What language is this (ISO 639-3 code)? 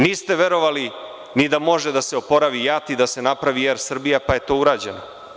srp